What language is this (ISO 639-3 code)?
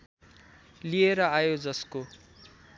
nep